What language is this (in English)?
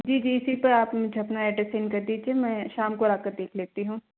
Hindi